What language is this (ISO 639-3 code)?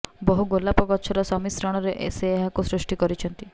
ori